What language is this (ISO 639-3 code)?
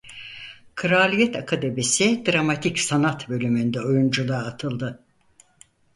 tur